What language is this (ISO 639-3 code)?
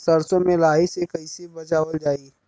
bho